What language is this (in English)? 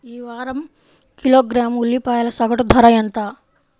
Telugu